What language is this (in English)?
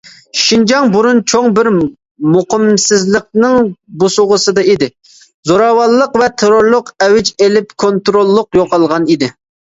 Uyghur